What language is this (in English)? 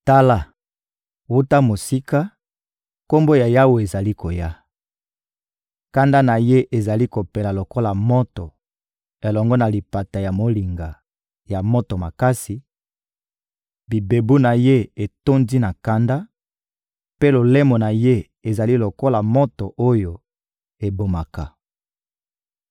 Lingala